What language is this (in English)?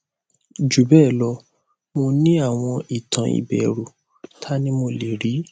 Yoruba